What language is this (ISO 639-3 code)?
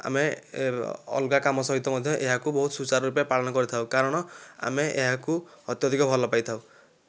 ori